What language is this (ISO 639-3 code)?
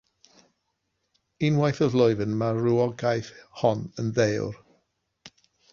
cym